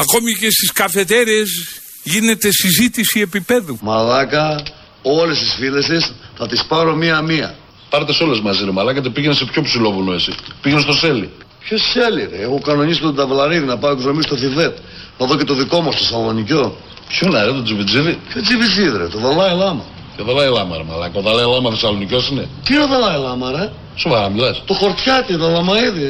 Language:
Greek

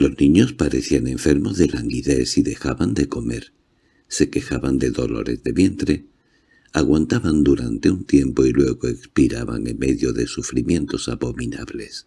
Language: Spanish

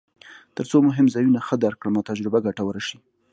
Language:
Pashto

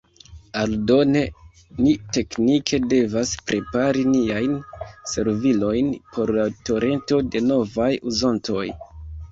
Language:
Esperanto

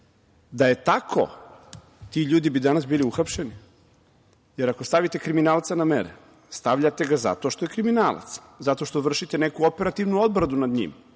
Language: Serbian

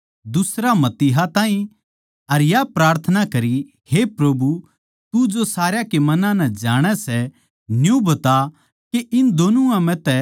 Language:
Haryanvi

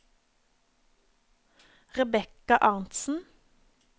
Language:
Norwegian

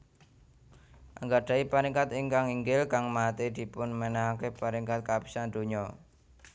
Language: Javanese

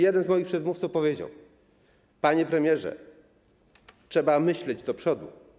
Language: Polish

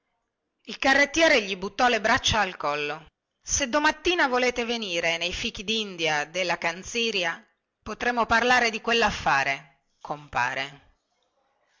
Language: Italian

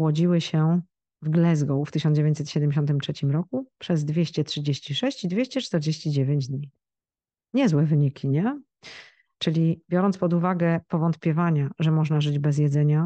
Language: Polish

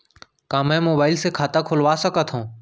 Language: Chhattisgarhi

